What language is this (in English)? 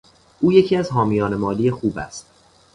Persian